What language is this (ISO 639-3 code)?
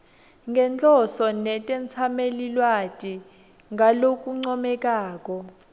ssw